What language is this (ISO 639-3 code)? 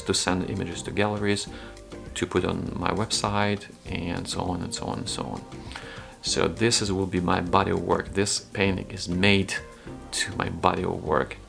eng